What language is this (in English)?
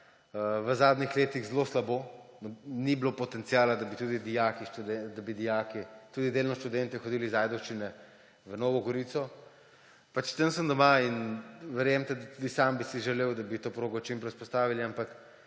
Slovenian